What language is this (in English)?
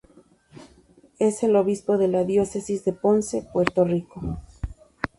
Spanish